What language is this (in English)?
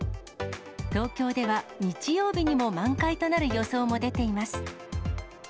Japanese